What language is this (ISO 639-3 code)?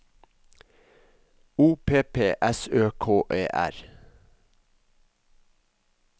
nor